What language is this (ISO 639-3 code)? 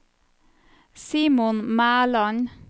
nor